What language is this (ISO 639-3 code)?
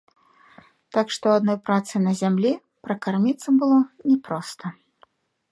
bel